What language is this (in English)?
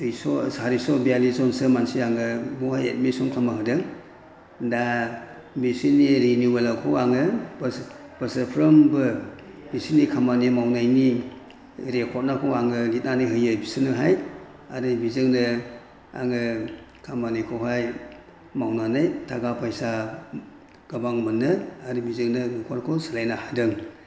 Bodo